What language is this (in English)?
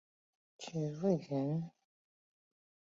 Chinese